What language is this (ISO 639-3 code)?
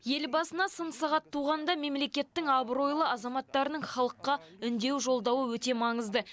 kaz